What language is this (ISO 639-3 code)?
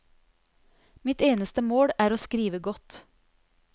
nor